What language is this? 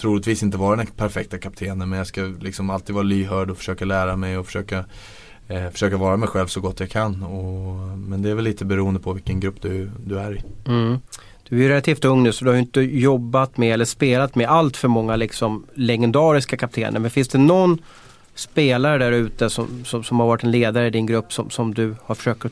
Swedish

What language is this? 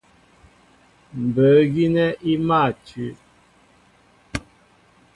Mbo (Cameroon)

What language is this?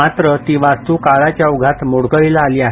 Marathi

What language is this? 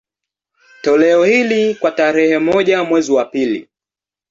Swahili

